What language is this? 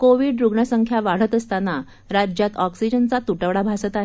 Marathi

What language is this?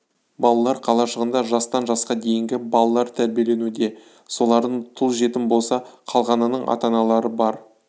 Kazakh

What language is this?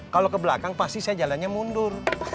Indonesian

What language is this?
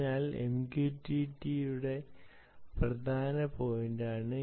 Malayalam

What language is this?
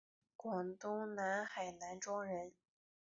Chinese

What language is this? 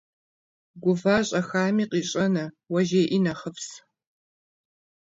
Kabardian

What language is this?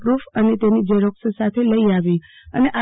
Gujarati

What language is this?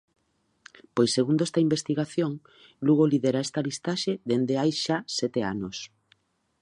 Galician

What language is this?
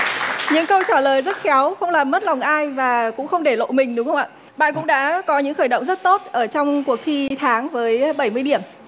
Vietnamese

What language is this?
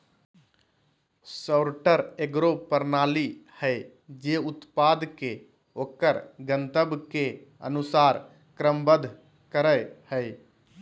Magahi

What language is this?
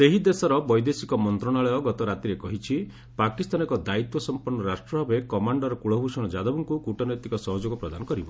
Odia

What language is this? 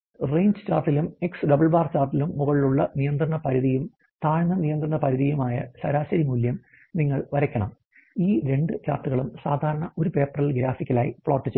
Malayalam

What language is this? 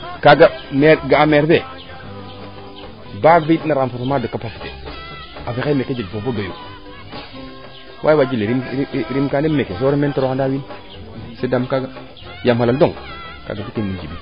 Serer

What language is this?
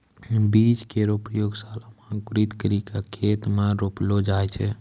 Maithili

